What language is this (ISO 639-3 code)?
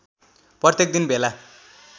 nep